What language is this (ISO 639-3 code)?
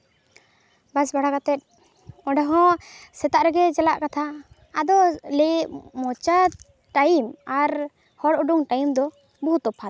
sat